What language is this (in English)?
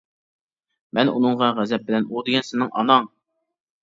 Uyghur